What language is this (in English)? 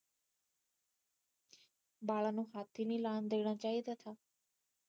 Punjabi